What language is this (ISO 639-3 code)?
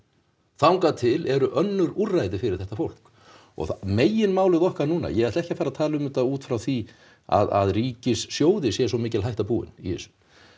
isl